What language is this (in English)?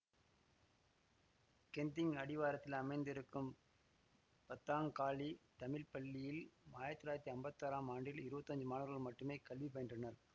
Tamil